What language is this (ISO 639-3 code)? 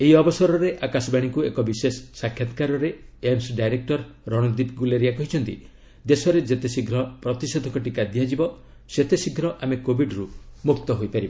ori